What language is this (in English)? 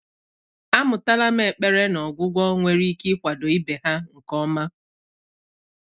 Igbo